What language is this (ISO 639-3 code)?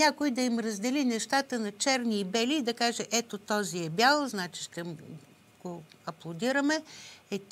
bul